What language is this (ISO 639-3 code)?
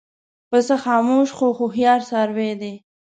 pus